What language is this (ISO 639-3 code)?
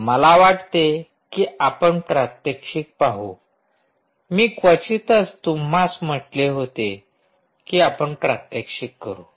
mar